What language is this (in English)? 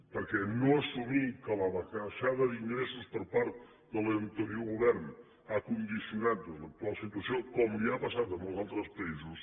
Catalan